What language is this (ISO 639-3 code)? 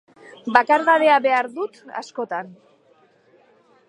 eus